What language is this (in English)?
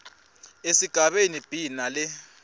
Swati